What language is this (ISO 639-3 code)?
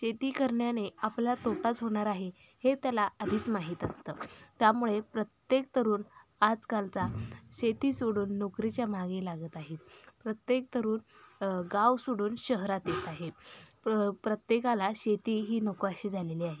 mar